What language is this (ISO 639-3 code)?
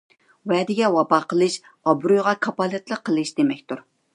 uig